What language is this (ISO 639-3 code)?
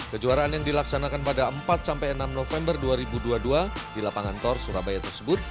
ind